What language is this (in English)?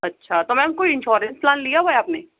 Urdu